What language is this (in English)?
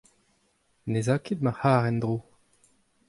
Breton